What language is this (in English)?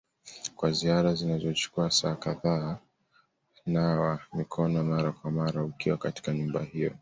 Swahili